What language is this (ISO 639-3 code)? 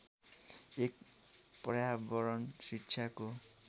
nep